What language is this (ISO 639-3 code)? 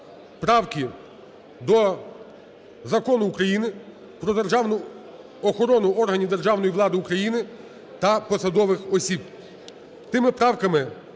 ukr